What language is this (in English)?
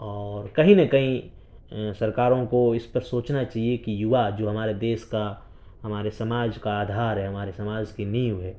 Urdu